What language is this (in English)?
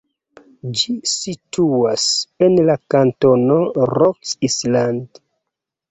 Esperanto